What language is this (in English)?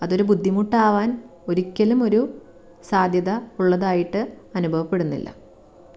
Malayalam